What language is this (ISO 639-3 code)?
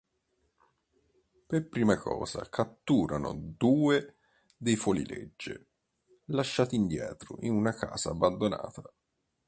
ita